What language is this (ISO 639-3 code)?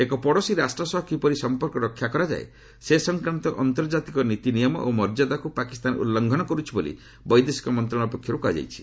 ori